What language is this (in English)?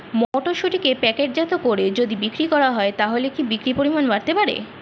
Bangla